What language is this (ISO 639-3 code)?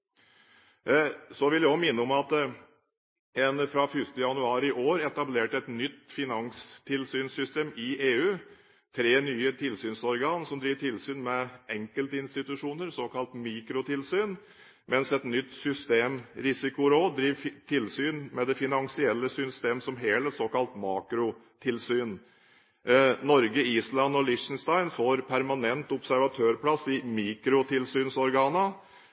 nob